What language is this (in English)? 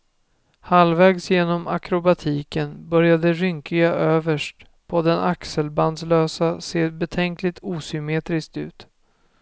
Swedish